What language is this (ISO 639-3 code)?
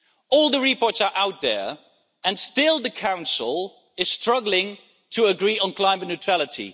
eng